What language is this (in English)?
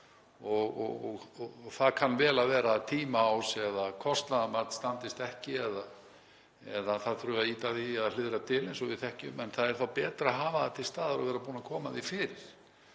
Icelandic